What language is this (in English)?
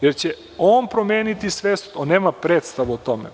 Serbian